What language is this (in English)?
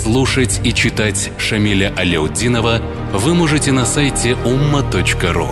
Russian